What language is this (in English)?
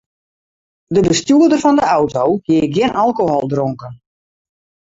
Western Frisian